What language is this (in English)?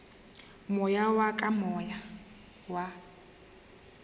Northern Sotho